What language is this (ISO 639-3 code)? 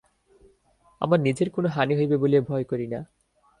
ben